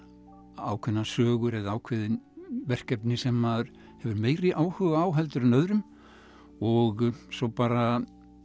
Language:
Icelandic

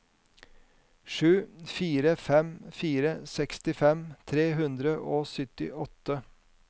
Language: Norwegian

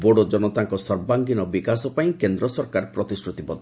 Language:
Odia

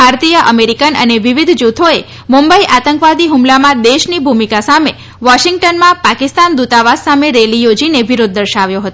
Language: Gujarati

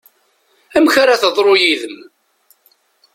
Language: Kabyle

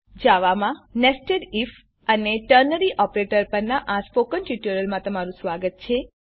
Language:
Gujarati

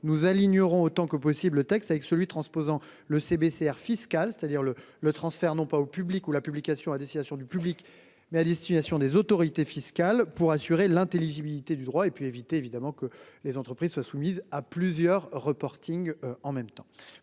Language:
French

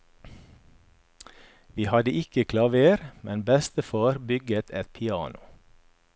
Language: Norwegian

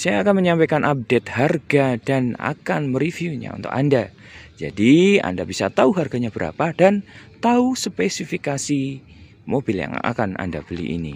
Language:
Indonesian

